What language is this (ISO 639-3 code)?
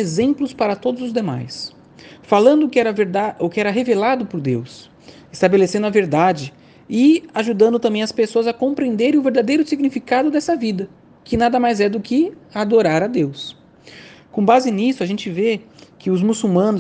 por